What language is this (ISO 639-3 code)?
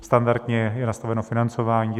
ces